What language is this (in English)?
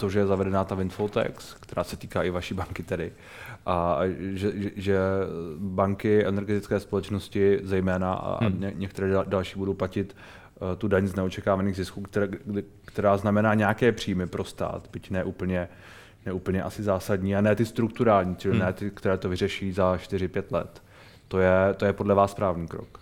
Czech